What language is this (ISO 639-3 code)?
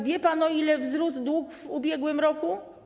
pol